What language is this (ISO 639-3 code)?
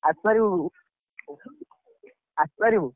ori